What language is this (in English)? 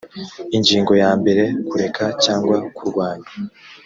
Kinyarwanda